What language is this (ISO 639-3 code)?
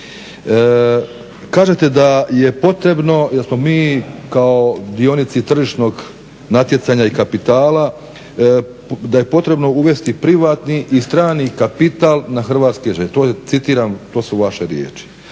hrv